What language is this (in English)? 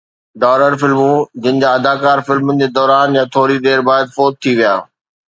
Sindhi